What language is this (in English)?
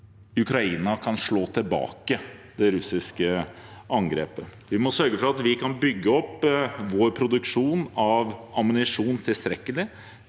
Norwegian